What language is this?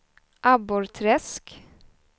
Swedish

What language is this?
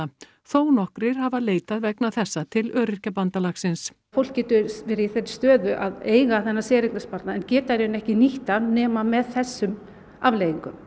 Icelandic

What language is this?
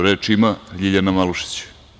Serbian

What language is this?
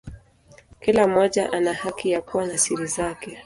Swahili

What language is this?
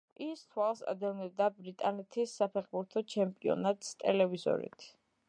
Georgian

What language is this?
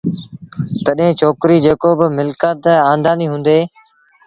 Sindhi Bhil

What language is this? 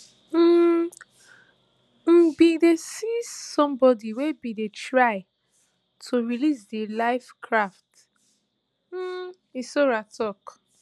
Nigerian Pidgin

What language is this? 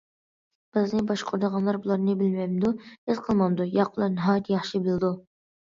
Uyghur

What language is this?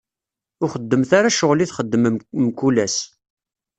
Kabyle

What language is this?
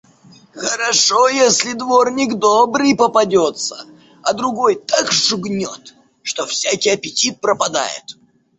Russian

